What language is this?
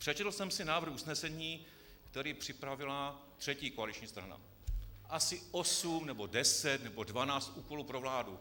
Czech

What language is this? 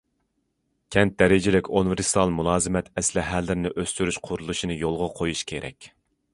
Uyghur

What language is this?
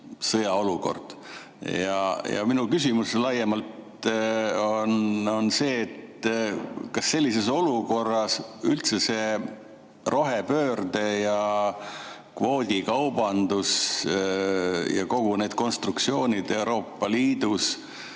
Estonian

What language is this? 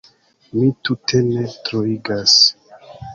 Esperanto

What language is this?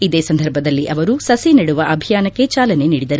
Kannada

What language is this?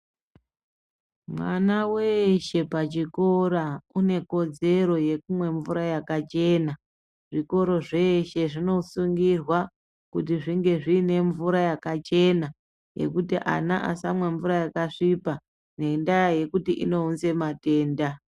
Ndau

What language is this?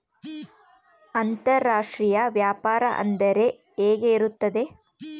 Kannada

